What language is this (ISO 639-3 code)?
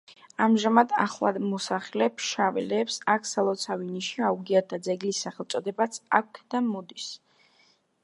kat